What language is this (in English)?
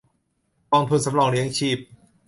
Thai